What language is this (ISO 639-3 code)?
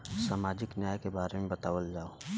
bho